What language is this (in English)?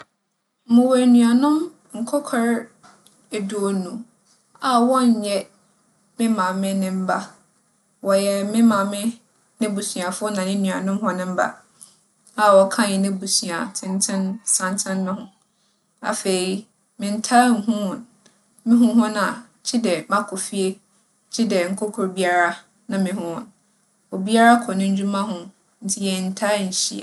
Akan